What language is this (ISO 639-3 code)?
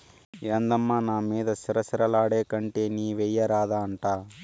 tel